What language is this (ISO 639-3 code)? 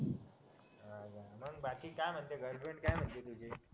mar